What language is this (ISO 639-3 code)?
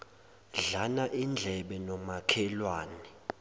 zul